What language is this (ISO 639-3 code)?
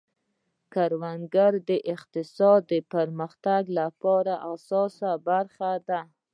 pus